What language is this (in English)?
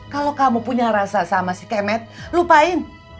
Indonesian